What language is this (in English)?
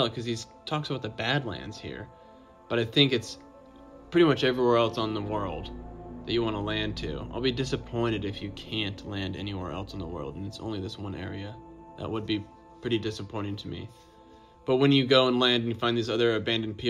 English